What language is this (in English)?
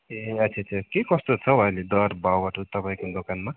Nepali